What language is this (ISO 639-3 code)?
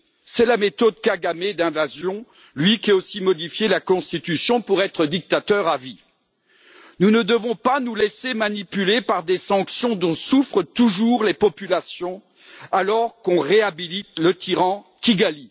fra